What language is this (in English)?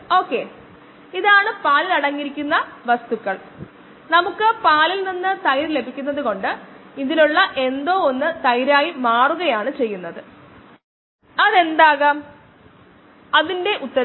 Malayalam